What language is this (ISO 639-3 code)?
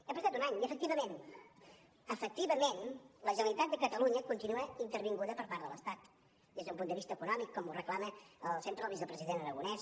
cat